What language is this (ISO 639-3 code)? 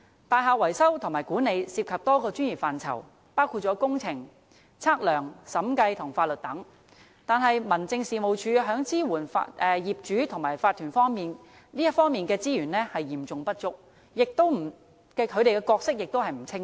yue